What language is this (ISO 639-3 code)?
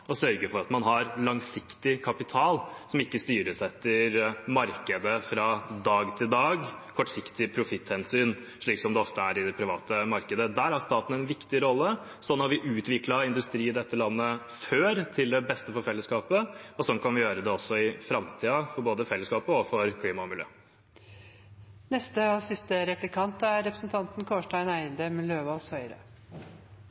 nob